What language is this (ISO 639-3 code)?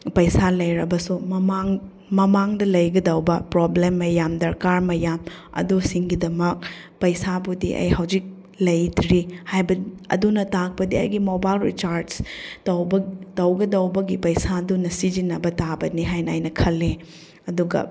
mni